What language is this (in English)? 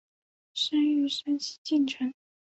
Chinese